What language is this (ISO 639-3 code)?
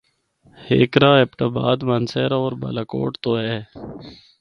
hno